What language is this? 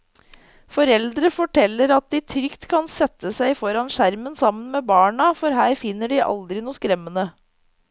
Norwegian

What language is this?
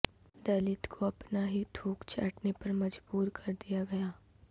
Urdu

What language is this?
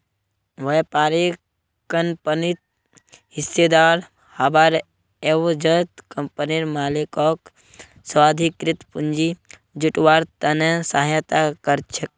Magahi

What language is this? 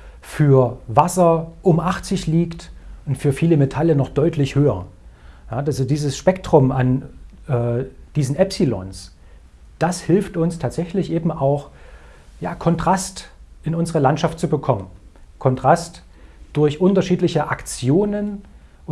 German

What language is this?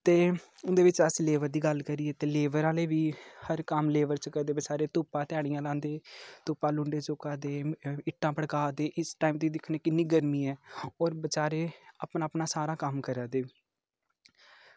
Dogri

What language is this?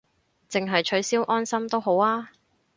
Cantonese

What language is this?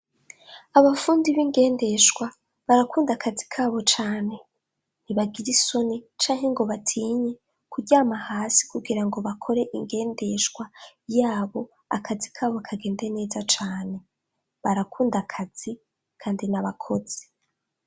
Rundi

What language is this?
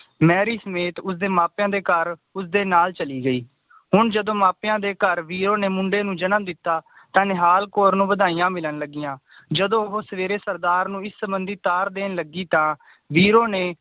Punjabi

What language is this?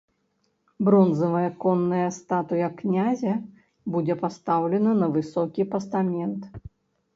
Belarusian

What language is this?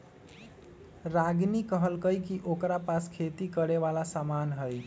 Magahi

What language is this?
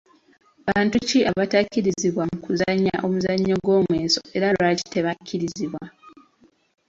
Ganda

